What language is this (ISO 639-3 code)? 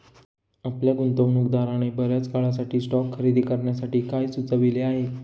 mar